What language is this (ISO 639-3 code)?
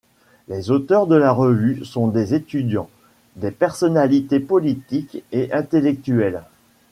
fra